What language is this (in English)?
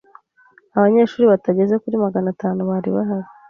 Kinyarwanda